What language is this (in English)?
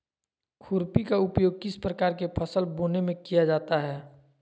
Magahi